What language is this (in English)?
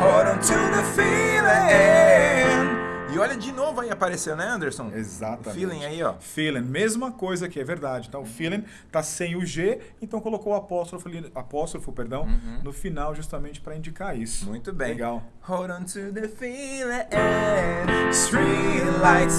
Portuguese